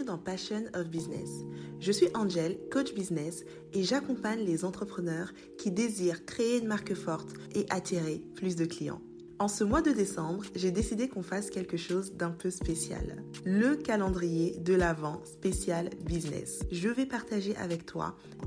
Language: French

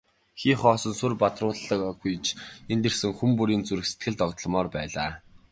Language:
Mongolian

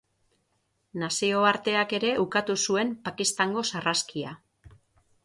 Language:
Basque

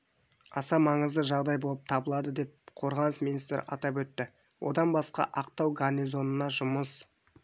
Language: Kazakh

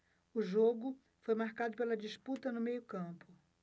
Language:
Portuguese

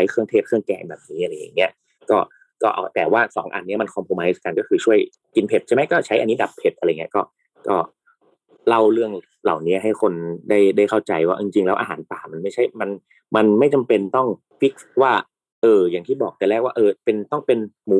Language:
Thai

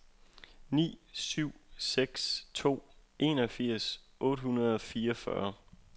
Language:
Danish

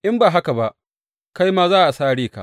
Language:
Hausa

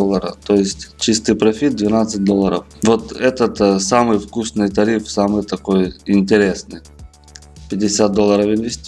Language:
Russian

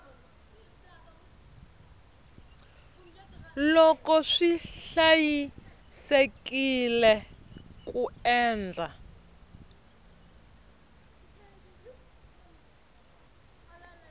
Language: Tsonga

